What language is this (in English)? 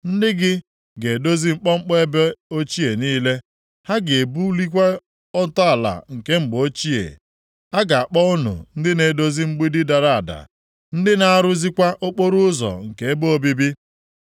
Igbo